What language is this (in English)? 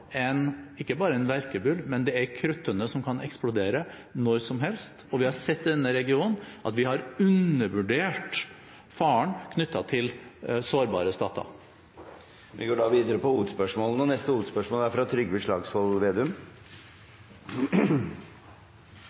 Norwegian Bokmål